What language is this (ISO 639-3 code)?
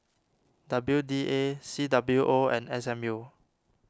eng